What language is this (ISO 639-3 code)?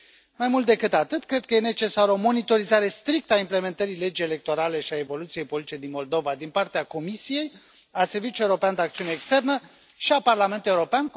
ron